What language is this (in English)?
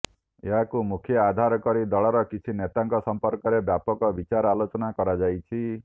Odia